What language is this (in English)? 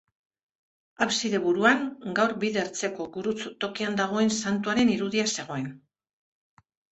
Basque